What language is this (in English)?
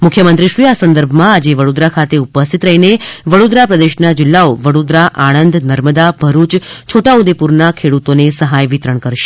Gujarati